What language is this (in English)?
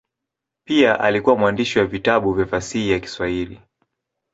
Swahili